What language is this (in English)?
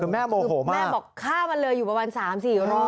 Thai